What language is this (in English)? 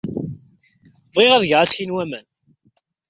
Kabyle